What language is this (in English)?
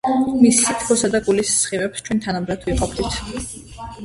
Georgian